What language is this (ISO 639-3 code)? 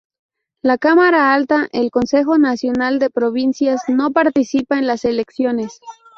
spa